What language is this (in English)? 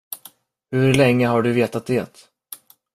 Swedish